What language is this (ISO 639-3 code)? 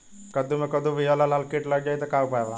bho